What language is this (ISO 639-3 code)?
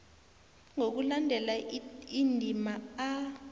nbl